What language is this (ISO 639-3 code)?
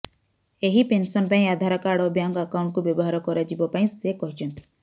ori